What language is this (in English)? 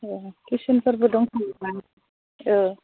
Bodo